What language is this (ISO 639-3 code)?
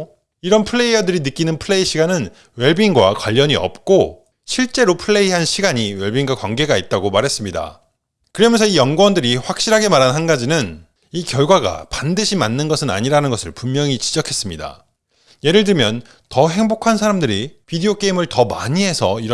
kor